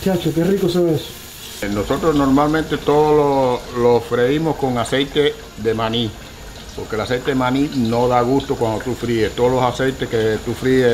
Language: Spanish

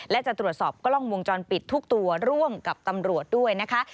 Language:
Thai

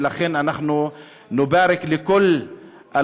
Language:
Hebrew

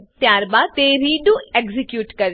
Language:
Gujarati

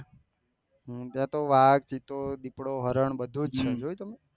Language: Gujarati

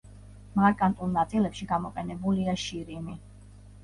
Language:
Georgian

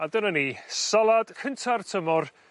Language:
Welsh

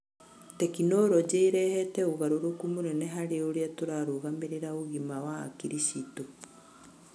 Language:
Kikuyu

